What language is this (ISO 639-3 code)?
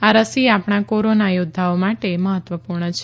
guj